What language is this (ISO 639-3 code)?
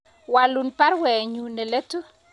kln